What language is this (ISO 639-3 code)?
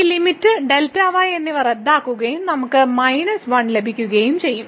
mal